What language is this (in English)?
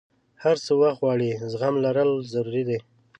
Pashto